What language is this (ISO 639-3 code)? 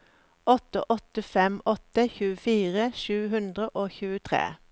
nor